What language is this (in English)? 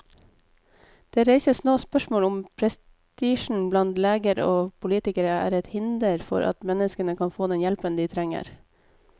Norwegian